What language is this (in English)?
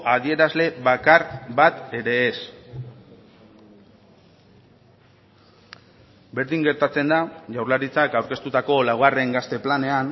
Basque